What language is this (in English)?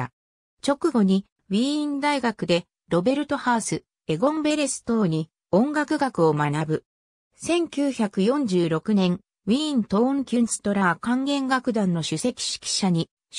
Japanese